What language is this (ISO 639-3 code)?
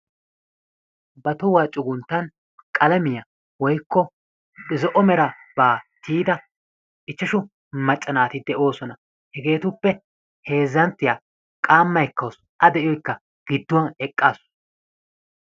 wal